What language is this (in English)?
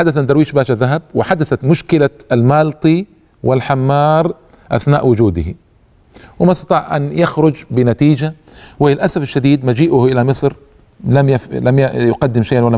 Arabic